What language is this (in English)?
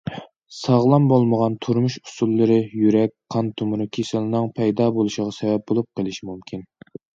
Uyghur